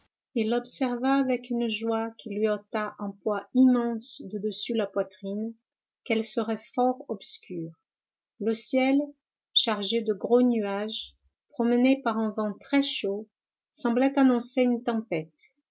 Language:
French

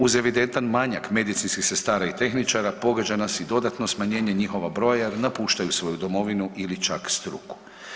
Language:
Croatian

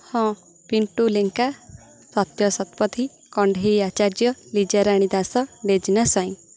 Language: Odia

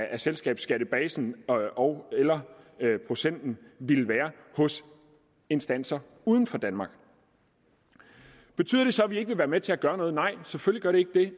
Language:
Danish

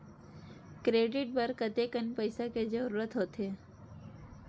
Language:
Chhattisgarhi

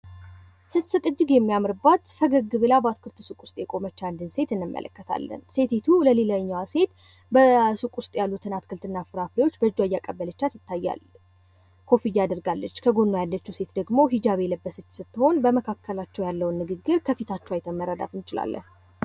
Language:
Amharic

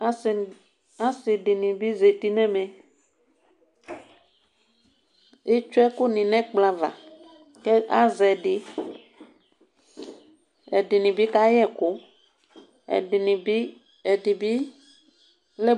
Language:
Ikposo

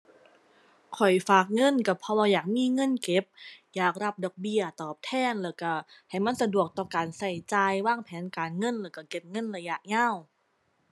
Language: Thai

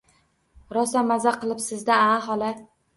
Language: Uzbek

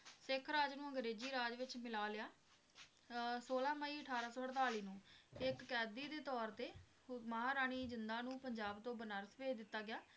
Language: Punjabi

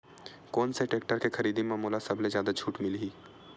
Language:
Chhattisgarhi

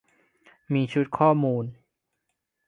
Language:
Thai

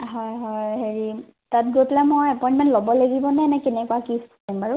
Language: Assamese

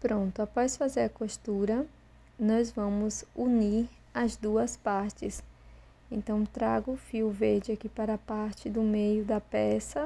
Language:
Portuguese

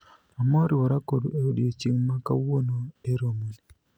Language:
Luo (Kenya and Tanzania)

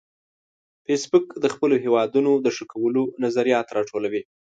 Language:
Pashto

